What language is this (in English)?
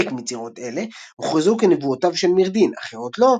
Hebrew